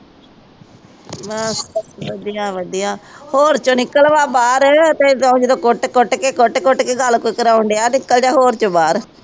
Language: Punjabi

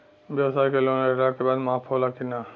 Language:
Bhojpuri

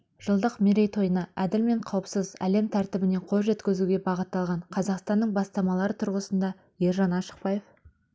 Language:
Kazakh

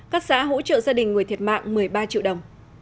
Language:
Vietnamese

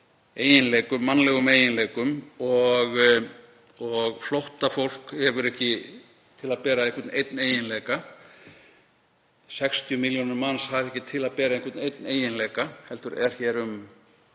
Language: Icelandic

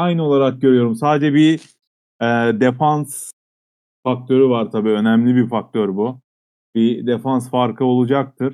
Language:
Turkish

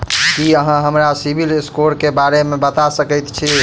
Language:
Maithili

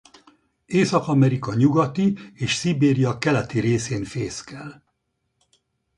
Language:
Hungarian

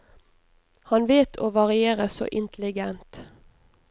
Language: Norwegian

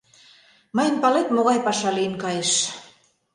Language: Mari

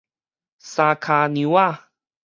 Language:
Min Nan Chinese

